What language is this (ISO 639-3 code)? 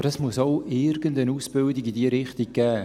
gsw